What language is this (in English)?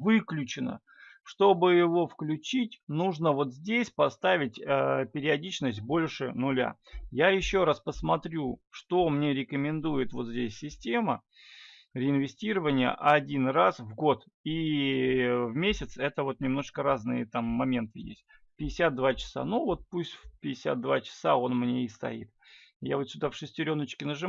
Russian